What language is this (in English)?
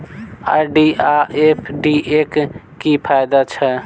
Maithili